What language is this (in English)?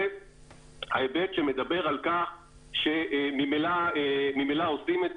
Hebrew